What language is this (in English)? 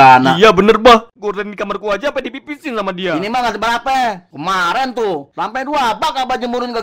Indonesian